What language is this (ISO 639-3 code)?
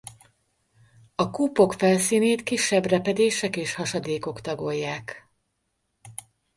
hun